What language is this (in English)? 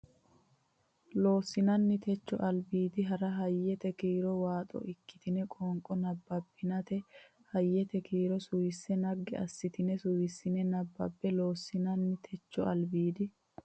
Sidamo